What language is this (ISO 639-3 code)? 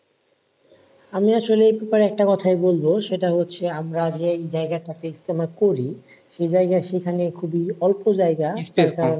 ben